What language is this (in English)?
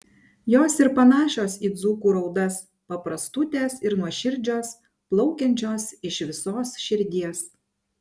Lithuanian